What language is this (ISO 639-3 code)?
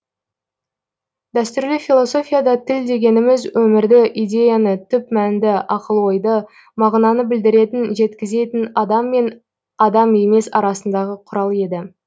kaz